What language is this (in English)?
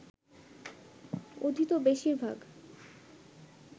Bangla